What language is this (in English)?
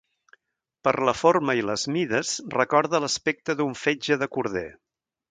Catalan